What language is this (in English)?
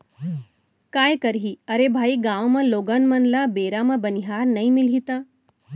Chhattisgarhi